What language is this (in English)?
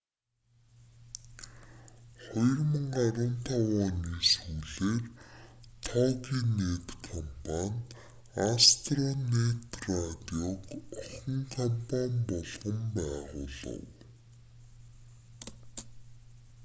Mongolian